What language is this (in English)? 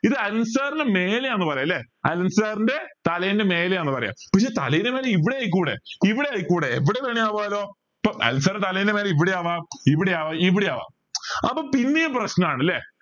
Malayalam